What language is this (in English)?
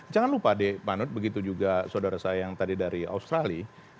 Indonesian